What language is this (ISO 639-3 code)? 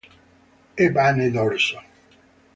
ita